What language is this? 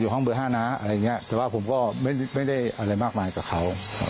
Thai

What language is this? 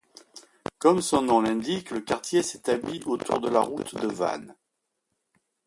French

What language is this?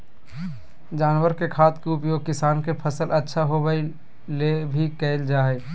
Magahi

